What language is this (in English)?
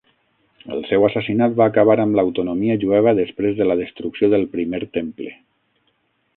Catalan